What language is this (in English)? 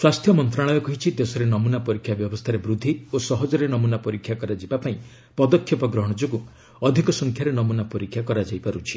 Odia